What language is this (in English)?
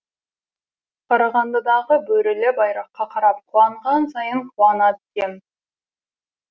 Kazakh